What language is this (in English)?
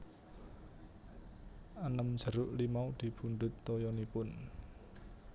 Javanese